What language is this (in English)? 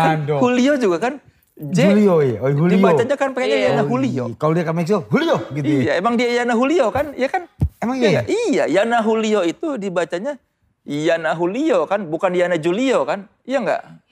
Indonesian